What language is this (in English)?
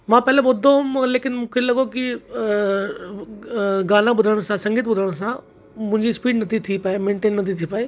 Sindhi